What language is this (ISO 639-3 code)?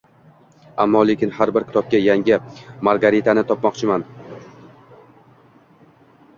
uzb